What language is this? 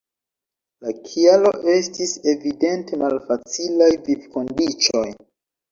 Esperanto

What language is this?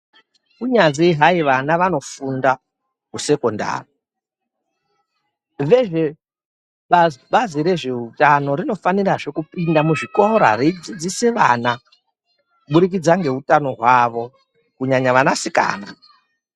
Ndau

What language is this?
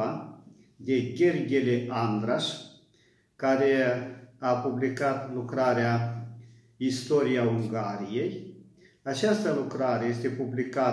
Romanian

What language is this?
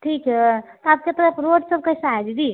Hindi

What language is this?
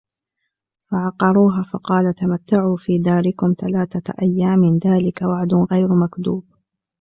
Arabic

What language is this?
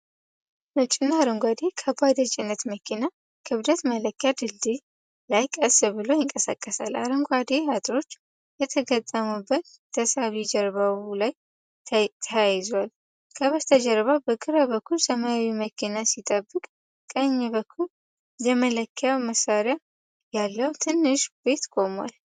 Amharic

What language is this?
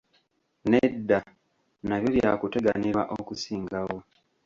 Ganda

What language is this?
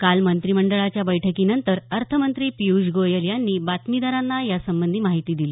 Marathi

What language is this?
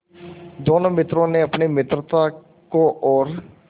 Hindi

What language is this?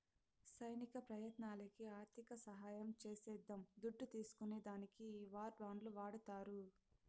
Telugu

